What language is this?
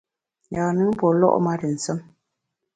Bamun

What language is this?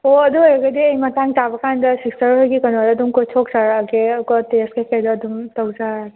Manipuri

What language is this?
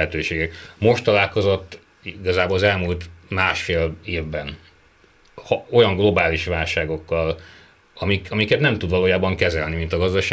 Hungarian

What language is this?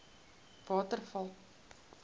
Afrikaans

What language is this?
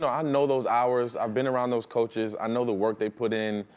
English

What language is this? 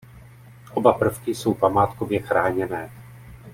Czech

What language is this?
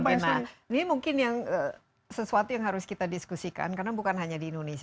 Indonesian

